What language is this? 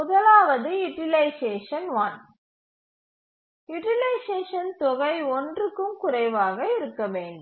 Tamil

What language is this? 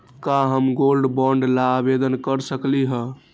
Magahi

